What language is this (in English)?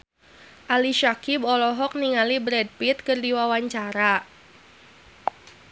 Sundanese